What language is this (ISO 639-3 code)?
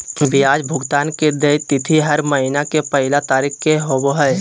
mag